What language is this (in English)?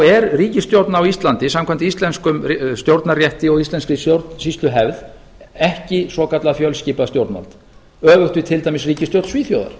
Icelandic